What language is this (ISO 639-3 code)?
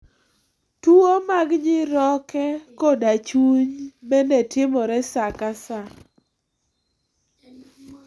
luo